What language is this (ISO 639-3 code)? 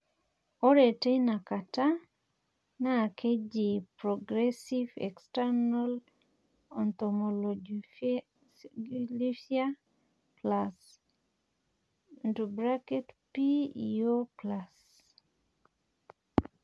mas